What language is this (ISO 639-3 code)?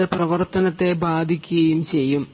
mal